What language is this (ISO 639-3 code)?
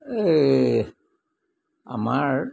asm